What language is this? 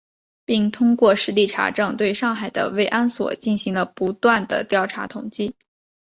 Chinese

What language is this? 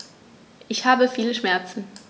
German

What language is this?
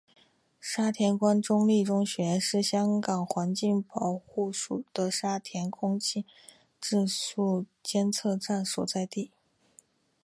Chinese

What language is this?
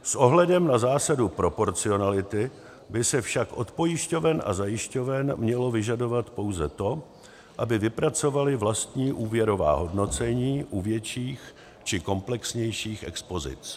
Czech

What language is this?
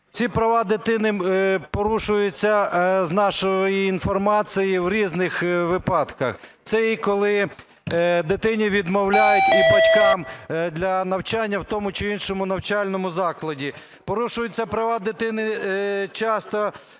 Ukrainian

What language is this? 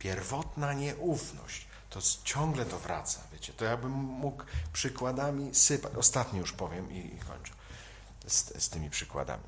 Polish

